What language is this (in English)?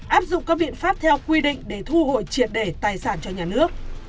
Vietnamese